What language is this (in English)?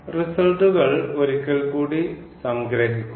Malayalam